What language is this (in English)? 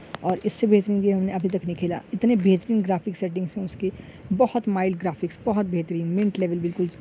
Urdu